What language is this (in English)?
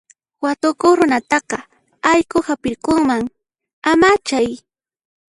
Puno Quechua